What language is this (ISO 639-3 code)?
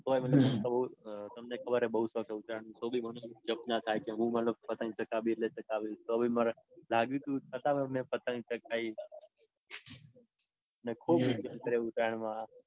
guj